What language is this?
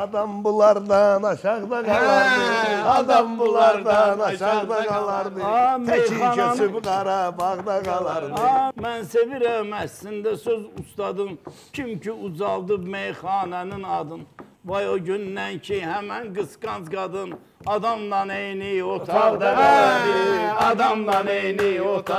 Turkish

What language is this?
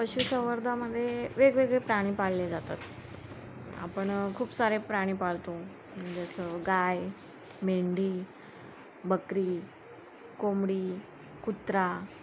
Marathi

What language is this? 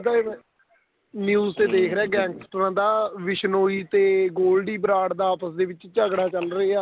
Punjabi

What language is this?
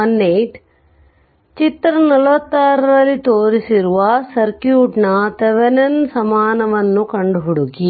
Kannada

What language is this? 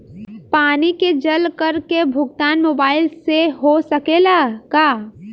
Bhojpuri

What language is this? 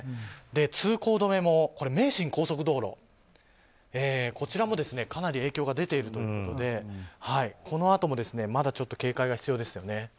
Japanese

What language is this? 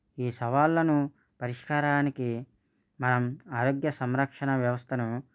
Telugu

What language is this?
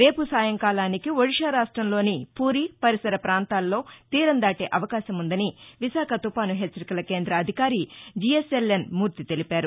Telugu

